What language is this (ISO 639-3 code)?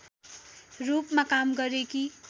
nep